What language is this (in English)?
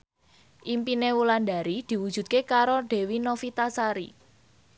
Javanese